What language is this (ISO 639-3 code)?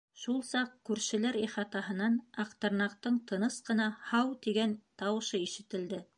bak